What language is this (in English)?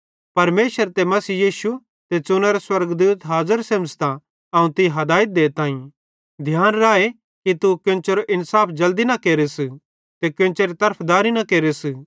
Bhadrawahi